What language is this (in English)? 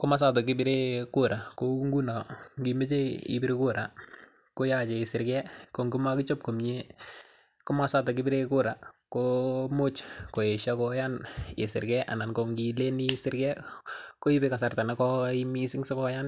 Kalenjin